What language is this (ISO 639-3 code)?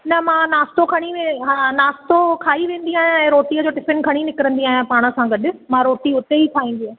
snd